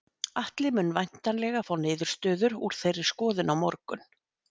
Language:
Icelandic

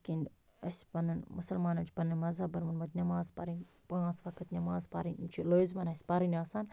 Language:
Kashmiri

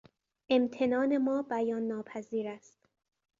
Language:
Persian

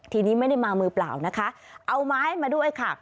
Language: Thai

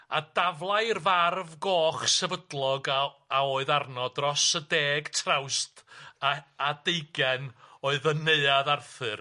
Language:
Welsh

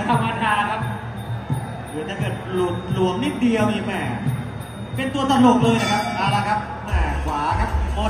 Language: Thai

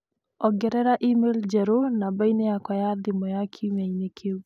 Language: Kikuyu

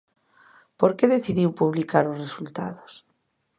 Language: Galician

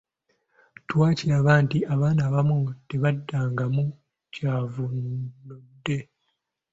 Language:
Ganda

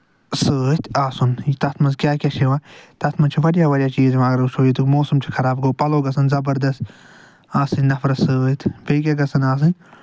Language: Kashmiri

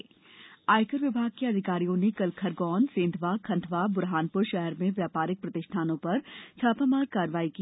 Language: Hindi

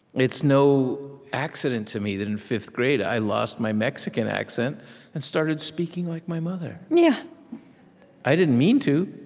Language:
English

